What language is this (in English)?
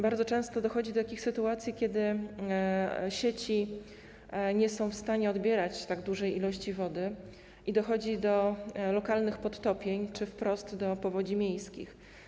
Polish